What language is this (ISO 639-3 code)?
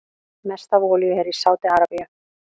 isl